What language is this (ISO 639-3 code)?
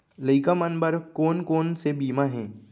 hne